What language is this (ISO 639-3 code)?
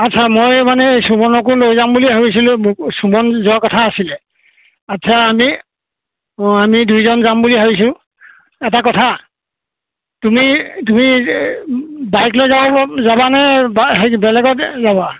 asm